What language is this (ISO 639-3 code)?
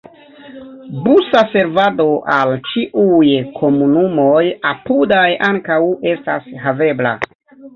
epo